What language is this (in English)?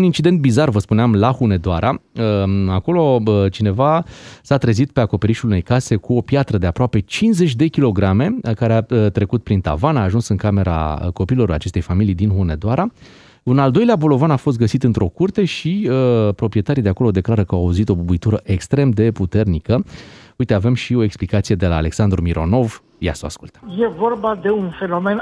Romanian